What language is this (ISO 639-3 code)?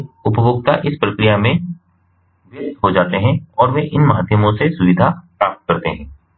hin